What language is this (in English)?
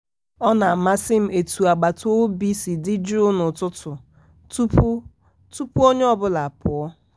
Igbo